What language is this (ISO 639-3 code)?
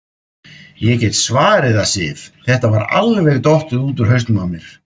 isl